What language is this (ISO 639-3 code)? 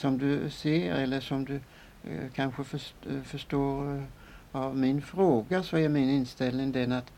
swe